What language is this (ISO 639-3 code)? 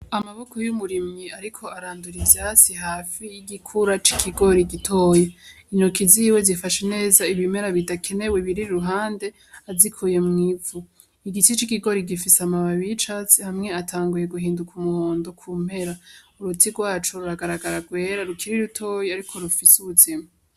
run